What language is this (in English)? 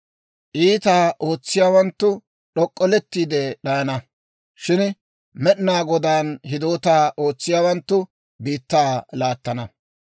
Dawro